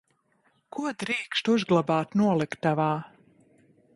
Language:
Latvian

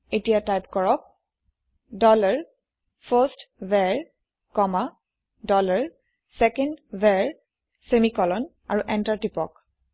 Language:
Assamese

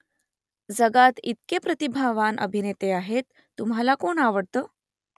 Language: Marathi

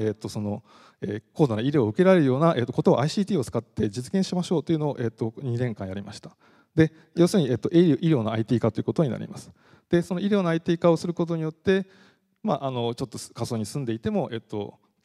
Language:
Japanese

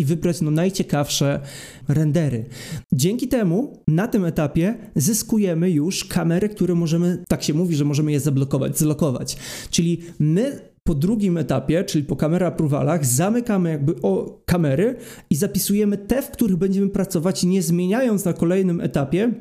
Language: Polish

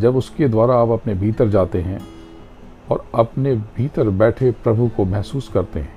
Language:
Hindi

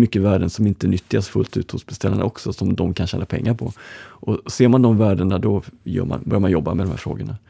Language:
Swedish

